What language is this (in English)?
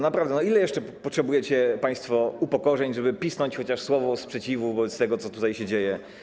Polish